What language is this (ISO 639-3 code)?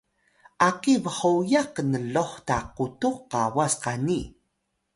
tay